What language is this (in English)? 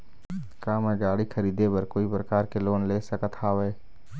Chhattisgarhi